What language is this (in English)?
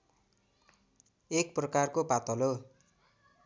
Nepali